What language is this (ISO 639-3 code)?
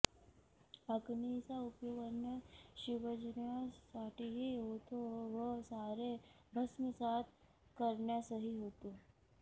mar